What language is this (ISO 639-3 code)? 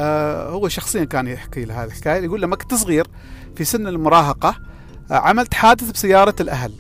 ara